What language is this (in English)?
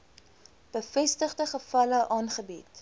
Afrikaans